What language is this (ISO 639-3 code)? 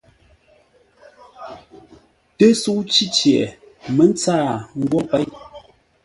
nla